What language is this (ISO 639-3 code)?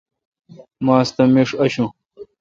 xka